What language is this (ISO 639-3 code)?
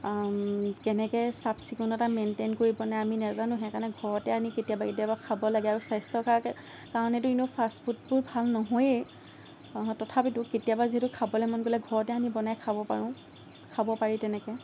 asm